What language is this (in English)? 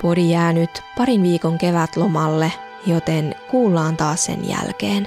Finnish